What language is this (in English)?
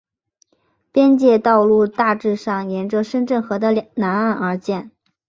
Chinese